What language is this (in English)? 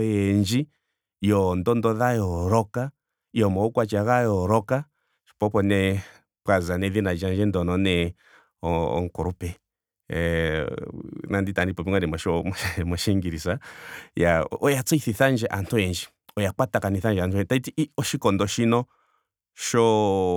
Ndonga